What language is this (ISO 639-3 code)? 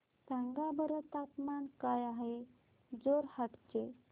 mar